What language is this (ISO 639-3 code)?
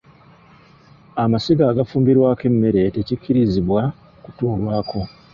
lug